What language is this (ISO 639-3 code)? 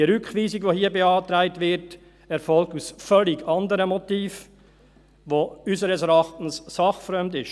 gsw